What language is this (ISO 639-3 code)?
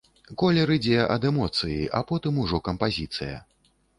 bel